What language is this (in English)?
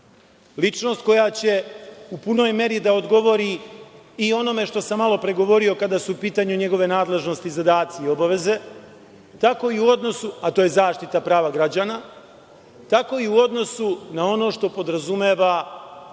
Serbian